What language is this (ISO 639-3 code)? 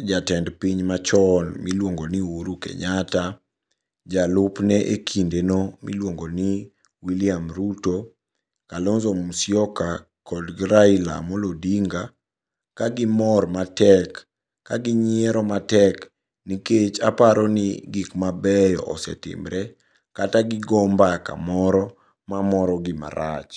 luo